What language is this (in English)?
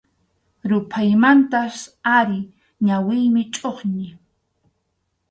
Arequipa-La Unión Quechua